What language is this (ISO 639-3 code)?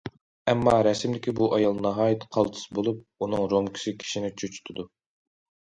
uig